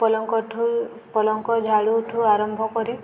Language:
Odia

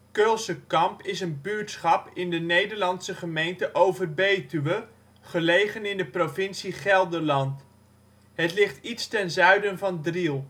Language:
Dutch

